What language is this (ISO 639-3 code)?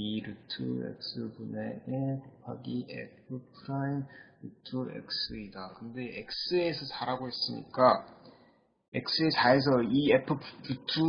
kor